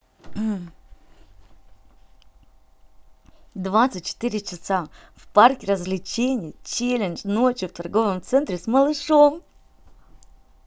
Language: Russian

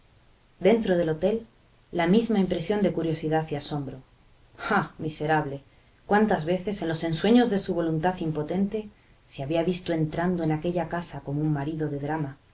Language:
Spanish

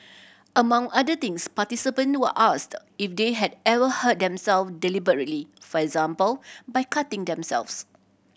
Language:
English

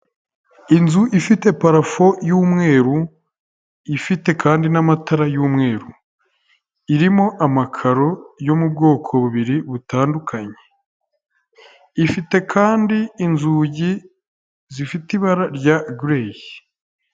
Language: Kinyarwanda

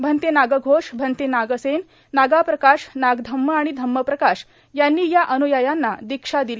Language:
Marathi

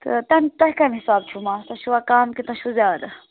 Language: Kashmiri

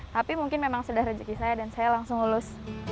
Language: Indonesian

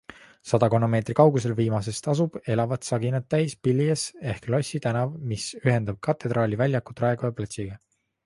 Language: Estonian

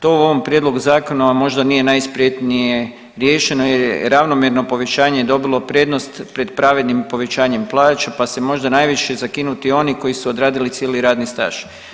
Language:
Croatian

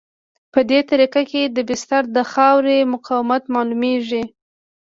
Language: Pashto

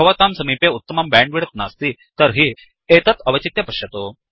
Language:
Sanskrit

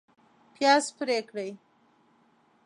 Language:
Pashto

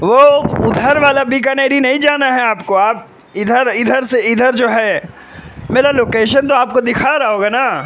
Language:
Urdu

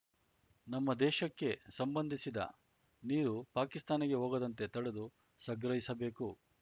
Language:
Kannada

